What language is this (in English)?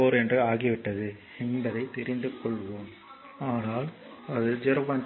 Tamil